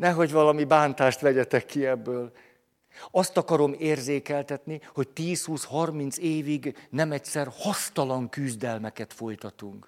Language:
Hungarian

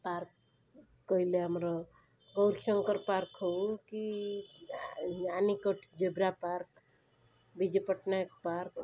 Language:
Odia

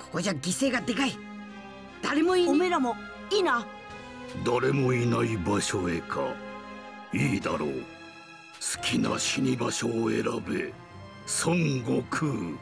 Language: Japanese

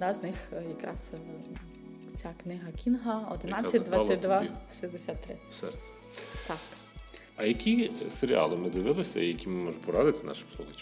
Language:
Ukrainian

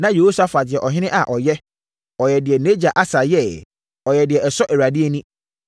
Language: Akan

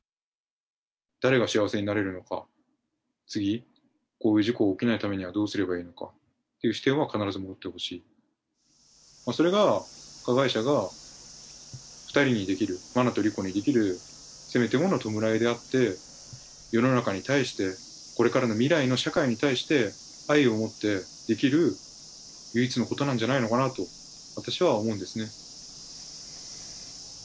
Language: Japanese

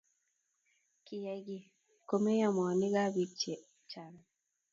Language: Kalenjin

